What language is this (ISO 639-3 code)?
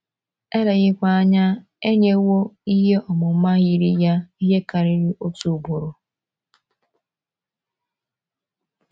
ibo